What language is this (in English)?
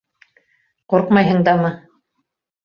Bashkir